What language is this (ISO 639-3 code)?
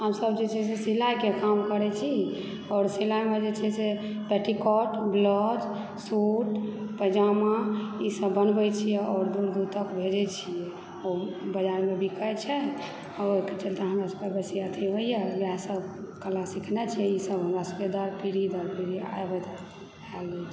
mai